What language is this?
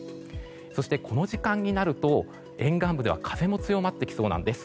Japanese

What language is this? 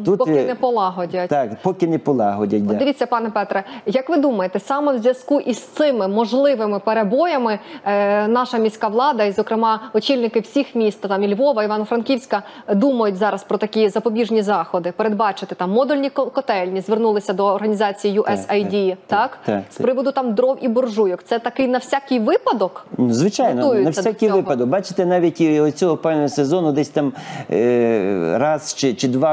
Ukrainian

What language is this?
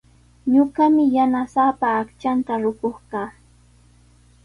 Sihuas Ancash Quechua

